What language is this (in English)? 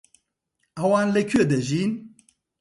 Central Kurdish